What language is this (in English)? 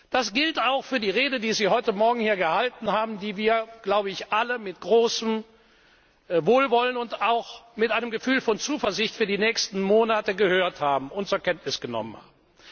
German